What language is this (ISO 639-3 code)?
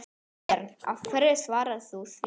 isl